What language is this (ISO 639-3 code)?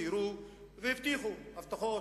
heb